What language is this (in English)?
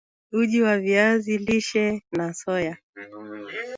Swahili